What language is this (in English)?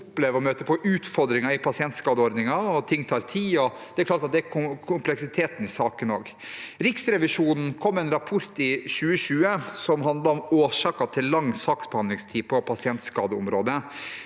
Norwegian